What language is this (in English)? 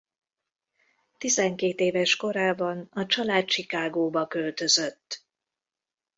Hungarian